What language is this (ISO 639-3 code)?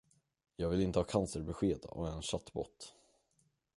swe